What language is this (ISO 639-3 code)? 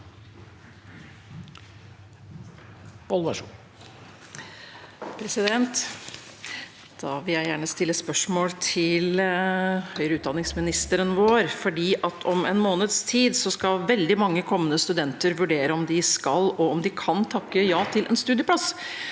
nor